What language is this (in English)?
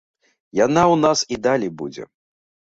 Belarusian